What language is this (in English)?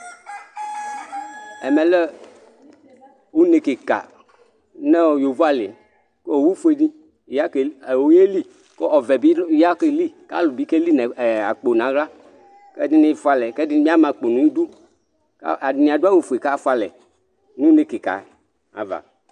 Ikposo